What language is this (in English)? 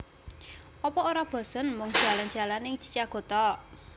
Javanese